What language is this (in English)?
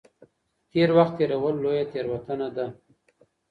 Pashto